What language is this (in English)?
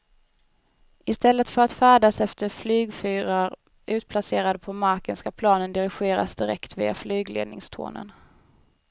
Swedish